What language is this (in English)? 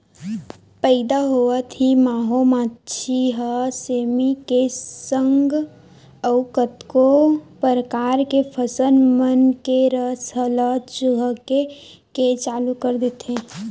Chhattisgarhi